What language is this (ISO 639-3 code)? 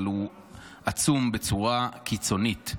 heb